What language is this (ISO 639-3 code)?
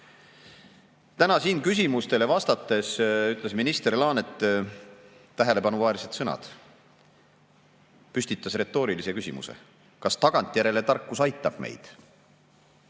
est